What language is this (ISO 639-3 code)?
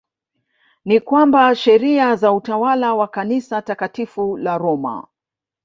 swa